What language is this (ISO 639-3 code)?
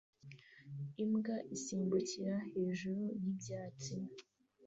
kin